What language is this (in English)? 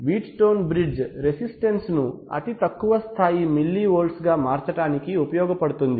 Telugu